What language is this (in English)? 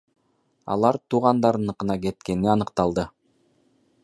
Kyrgyz